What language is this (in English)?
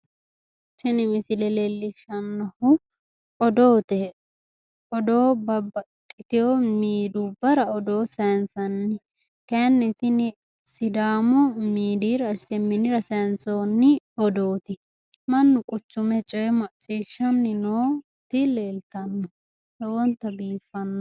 Sidamo